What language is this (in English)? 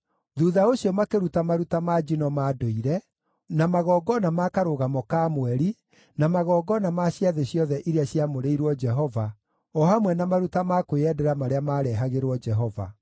Kikuyu